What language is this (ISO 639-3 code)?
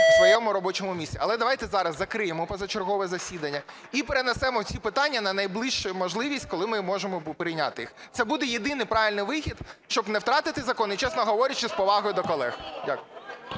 ukr